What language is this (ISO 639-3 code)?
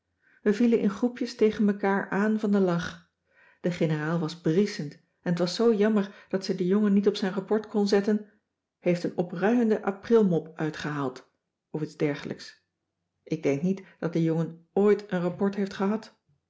nld